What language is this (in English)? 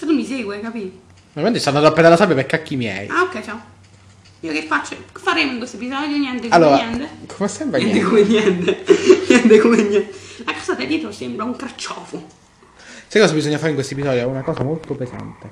Italian